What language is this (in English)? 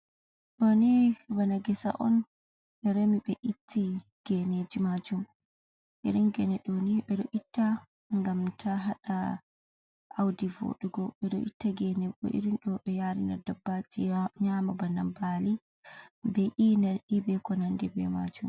Fula